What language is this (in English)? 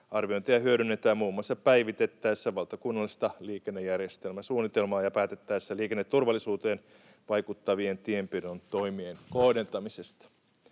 Finnish